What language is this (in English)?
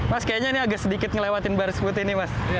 Indonesian